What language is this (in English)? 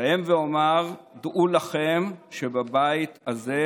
Hebrew